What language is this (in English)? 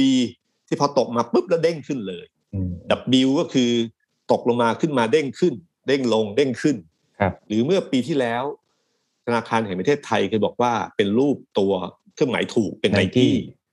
Thai